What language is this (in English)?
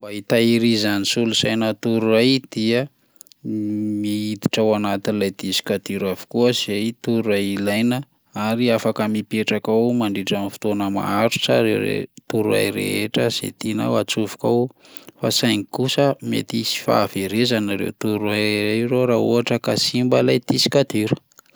Malagasy